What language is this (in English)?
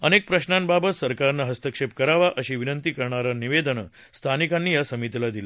Marathi